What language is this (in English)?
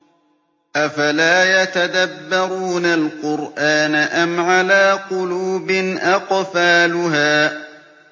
Arabic